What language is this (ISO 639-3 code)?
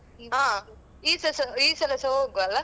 kan